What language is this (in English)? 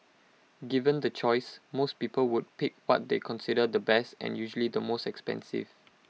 English